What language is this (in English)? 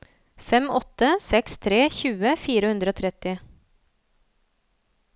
Norwegian